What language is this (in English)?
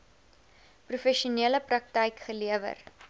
Afrikaans